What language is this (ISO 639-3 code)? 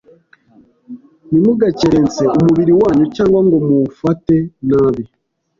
kin